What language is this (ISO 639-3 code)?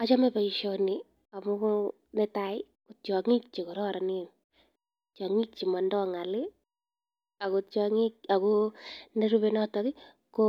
kln